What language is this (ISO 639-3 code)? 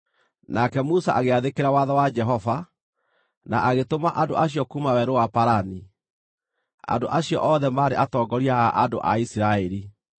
kik